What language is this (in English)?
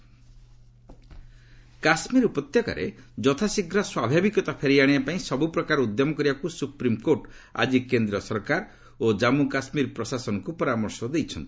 Odia